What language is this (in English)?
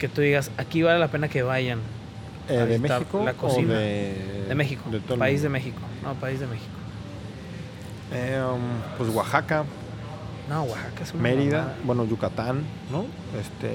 Spanish